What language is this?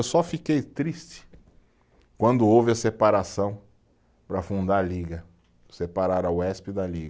Portuguese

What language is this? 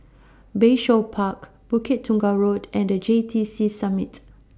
English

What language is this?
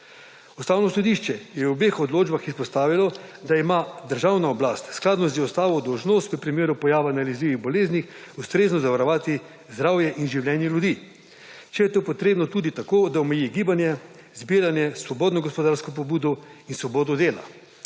Slovenian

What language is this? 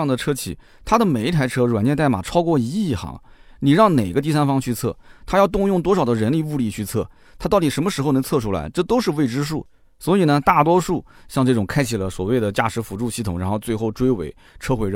Chinese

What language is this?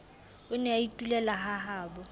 Southern Sotho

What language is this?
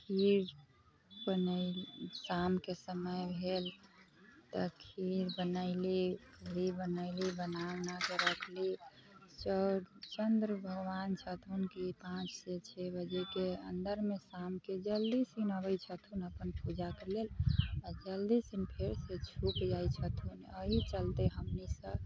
Maithili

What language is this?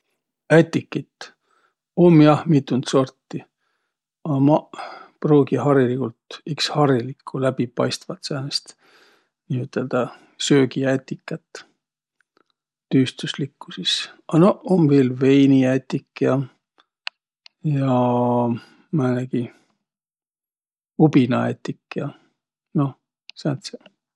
Võro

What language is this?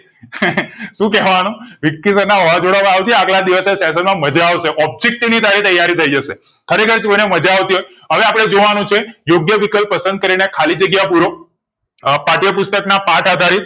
Gujarati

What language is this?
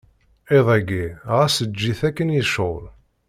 Kabyle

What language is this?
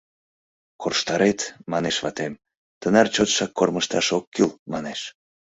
Mari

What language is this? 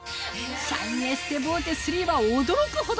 Japanese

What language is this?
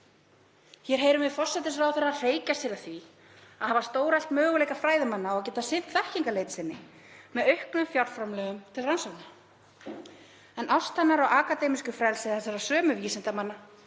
Icelandic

